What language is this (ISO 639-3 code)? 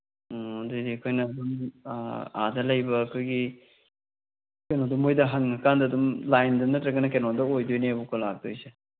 mni